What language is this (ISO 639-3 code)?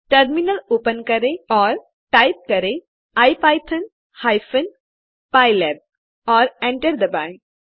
hin